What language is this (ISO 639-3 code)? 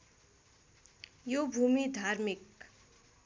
nep